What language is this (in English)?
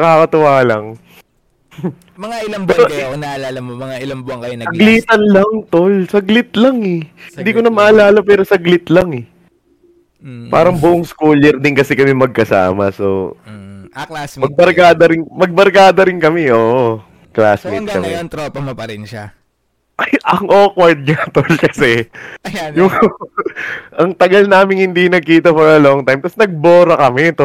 Filipino